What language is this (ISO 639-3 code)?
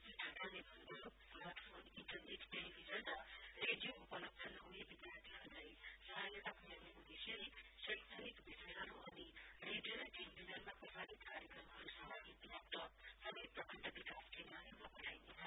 nep